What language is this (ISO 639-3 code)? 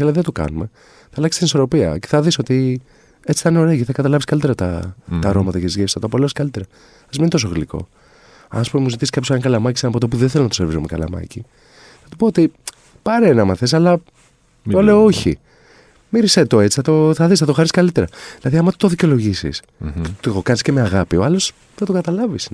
ell